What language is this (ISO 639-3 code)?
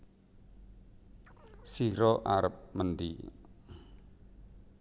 jav